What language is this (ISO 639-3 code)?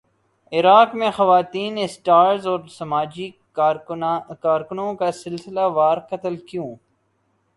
urd